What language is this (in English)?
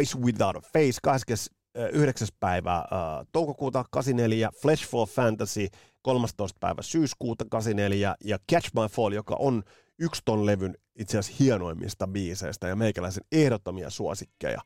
Finnish